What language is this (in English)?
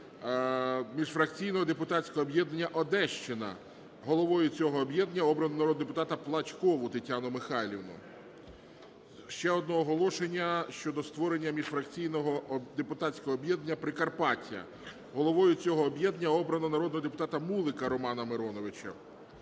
Ukrainian